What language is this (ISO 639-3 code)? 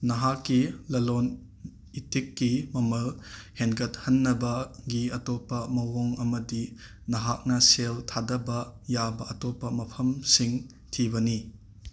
mni